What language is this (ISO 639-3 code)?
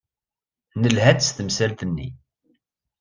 kab